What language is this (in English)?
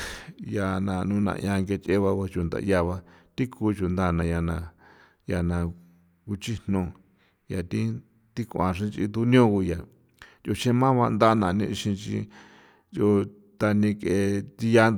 San Felipe Otlaltepec Popoloca